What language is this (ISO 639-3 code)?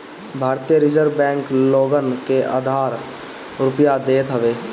bho